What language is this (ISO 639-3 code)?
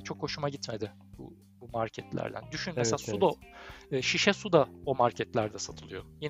tur